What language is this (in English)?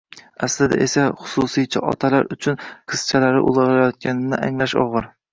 Uzbek